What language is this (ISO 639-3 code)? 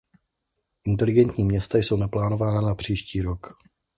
ces